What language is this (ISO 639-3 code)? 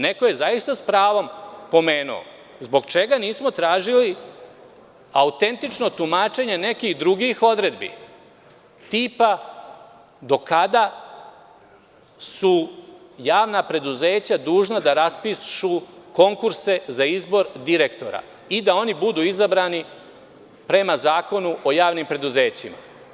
srp